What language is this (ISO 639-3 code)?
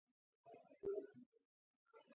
kat